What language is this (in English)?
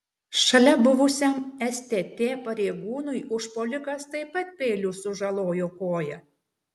Lithuanian